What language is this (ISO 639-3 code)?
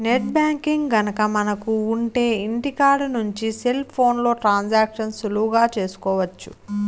tel